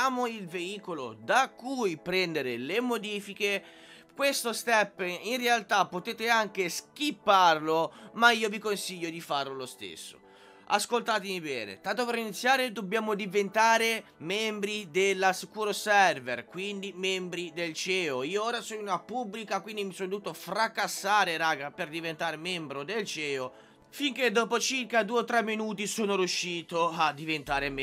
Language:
Italian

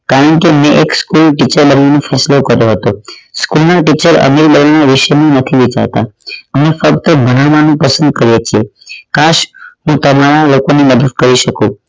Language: Gujarati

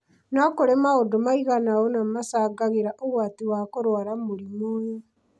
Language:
Kikuyu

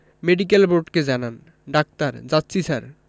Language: Bangla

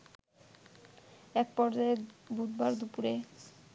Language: Bangla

